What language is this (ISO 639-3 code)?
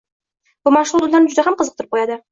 uzb